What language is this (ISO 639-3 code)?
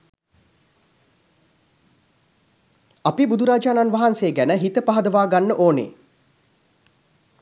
sin